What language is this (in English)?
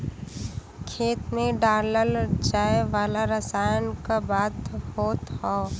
Bhojpuri